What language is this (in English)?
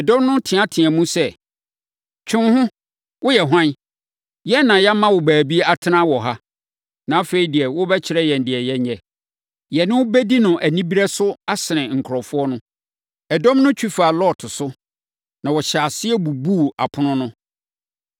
Akan